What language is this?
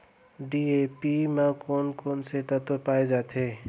Chhattisgarhi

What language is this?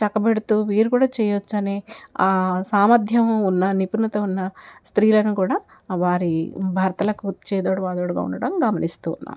Telugu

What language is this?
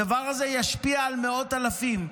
Hebrew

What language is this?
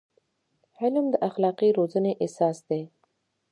Pashto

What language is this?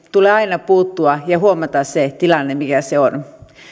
Finnish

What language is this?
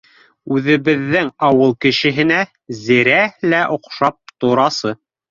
Bashkir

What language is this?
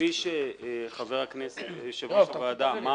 Hebrew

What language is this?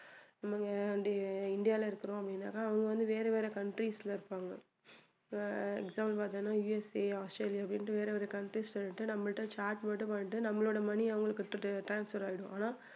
Tamil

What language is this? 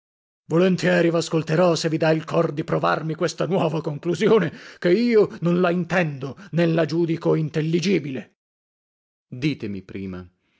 Italian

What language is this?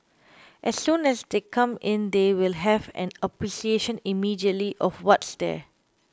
English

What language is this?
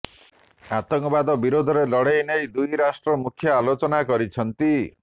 Odia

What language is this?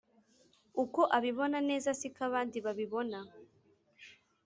Kinyarwanda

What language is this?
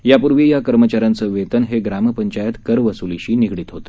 Marathi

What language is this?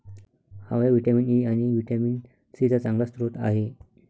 Marathi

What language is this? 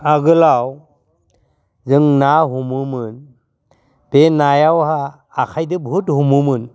Bodo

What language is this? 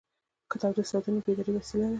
Pashto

